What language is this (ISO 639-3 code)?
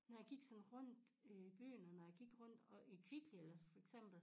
dan